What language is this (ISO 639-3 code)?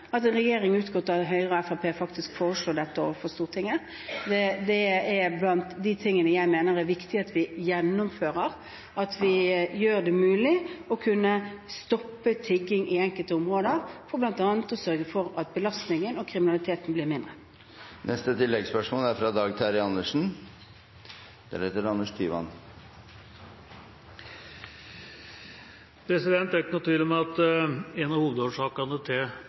nor